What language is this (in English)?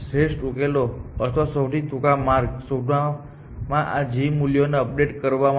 Gujarati